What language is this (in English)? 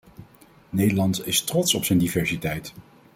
Dutch